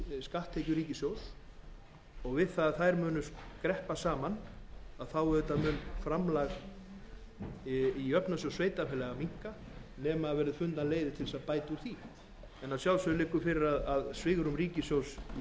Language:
Icelandic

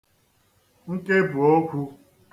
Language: Igbo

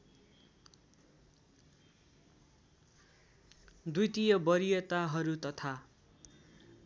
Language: Nepali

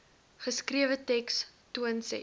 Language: Afrikaans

